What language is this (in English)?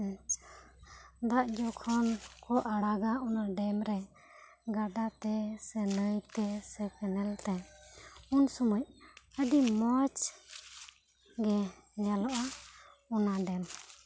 Santali